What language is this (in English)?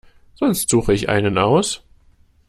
German